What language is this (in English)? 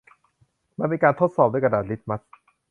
Thai